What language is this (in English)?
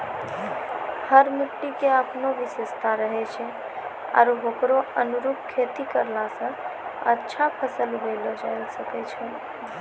Maithili